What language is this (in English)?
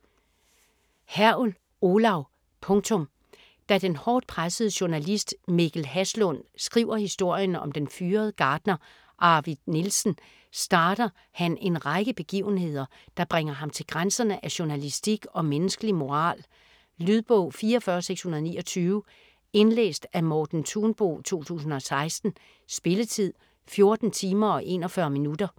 Danish